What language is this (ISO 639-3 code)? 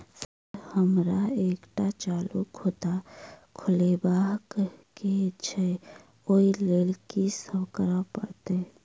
mai